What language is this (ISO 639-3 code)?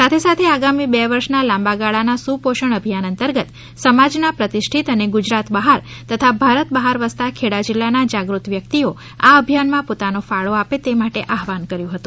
guj